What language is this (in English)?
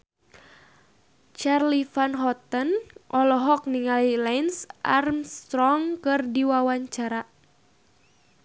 Sundanese